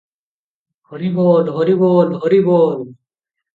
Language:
Odia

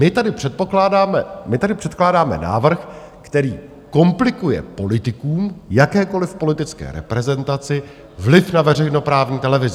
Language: Czech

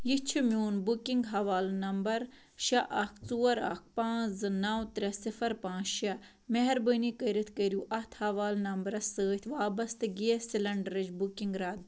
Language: Kashmiri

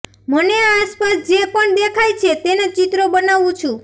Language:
Gujarati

